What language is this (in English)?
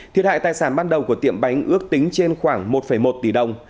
Vietnamese